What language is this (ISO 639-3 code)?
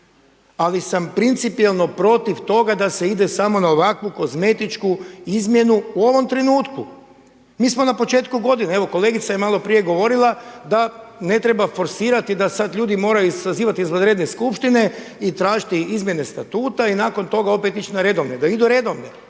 hrv